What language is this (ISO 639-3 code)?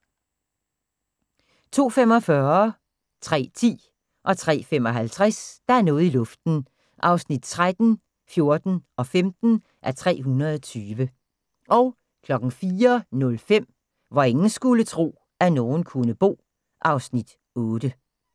dan